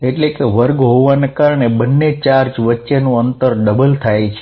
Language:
Gujarati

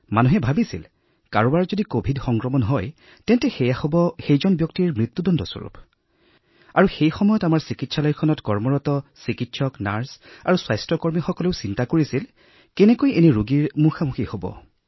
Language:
Assamese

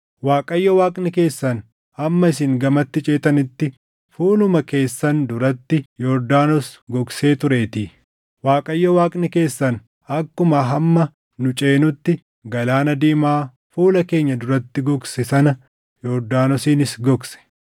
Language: Oromo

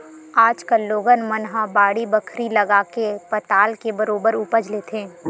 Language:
Chhattisgarhi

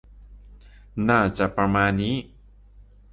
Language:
Thai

